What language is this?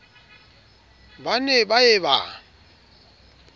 Southern Sotho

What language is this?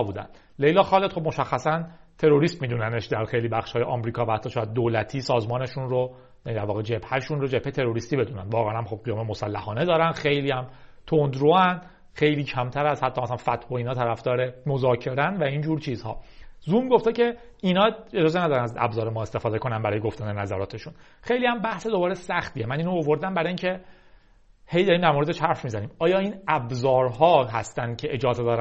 Persian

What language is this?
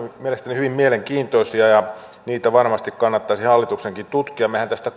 Finnish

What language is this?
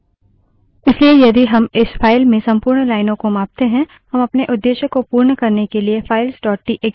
Hindi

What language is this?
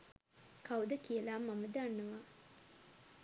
Sinhala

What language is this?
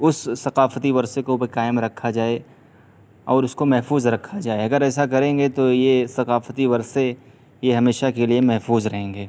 Urdu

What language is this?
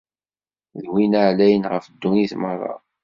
Kabyle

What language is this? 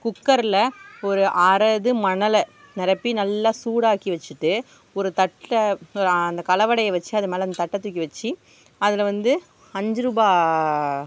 Tamil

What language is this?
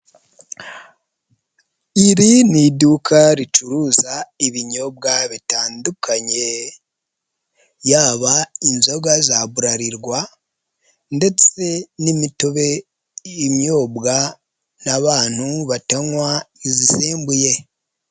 Kinyarwanda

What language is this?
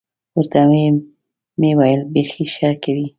Pashto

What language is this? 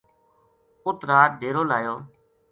Gujari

